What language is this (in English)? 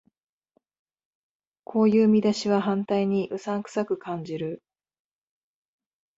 Japanese